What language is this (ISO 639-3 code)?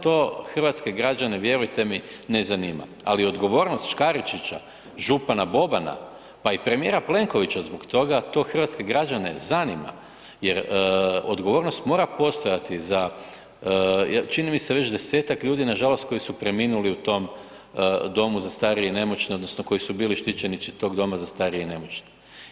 hrv